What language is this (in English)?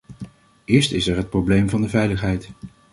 Dutch